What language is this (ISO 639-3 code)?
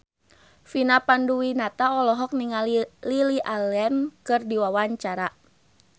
sun